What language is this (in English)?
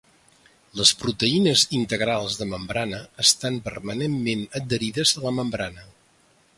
Catalan